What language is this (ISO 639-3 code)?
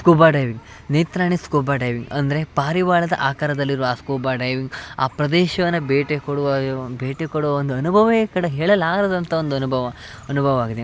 kan